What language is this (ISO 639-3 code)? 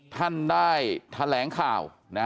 tha